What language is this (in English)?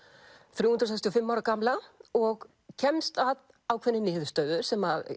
Icelandic